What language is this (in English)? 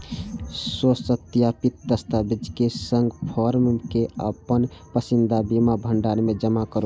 Maithili